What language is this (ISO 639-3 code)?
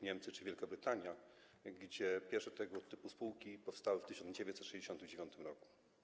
pol